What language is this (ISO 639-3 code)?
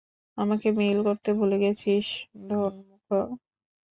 ben